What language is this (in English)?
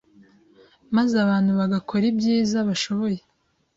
Kinyarwanda